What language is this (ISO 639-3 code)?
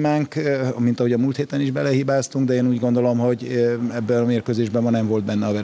hun